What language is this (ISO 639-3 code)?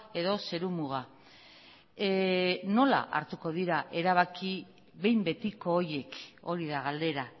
eus